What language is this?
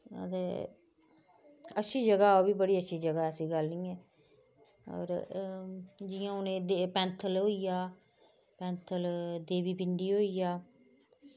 Dogri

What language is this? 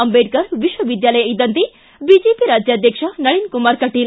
Kannada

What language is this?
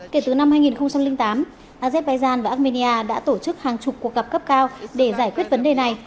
Vietnamese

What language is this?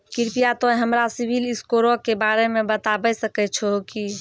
Maithili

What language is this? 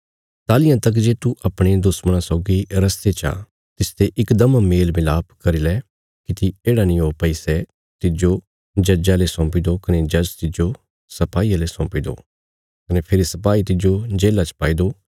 Bilaspuri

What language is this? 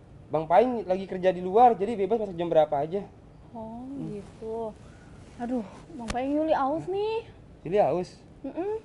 Indonesian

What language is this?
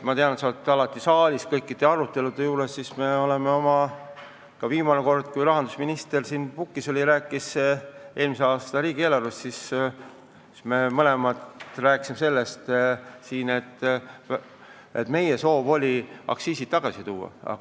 Estonian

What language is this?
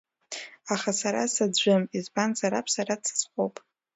Abkhazian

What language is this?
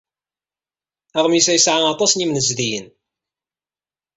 Kabyle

